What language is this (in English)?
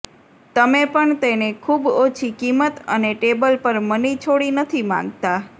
Gujarati